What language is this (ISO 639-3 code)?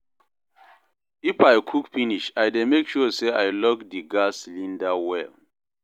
pcm